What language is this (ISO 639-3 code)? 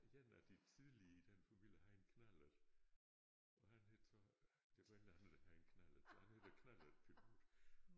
dan